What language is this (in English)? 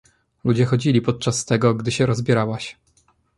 Polish